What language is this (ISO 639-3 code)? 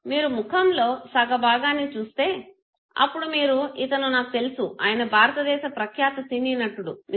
tel